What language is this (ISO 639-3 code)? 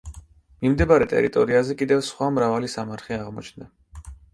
kat